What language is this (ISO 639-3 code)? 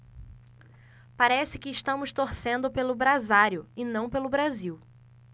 por